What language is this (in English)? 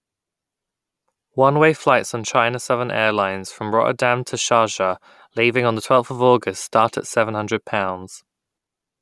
English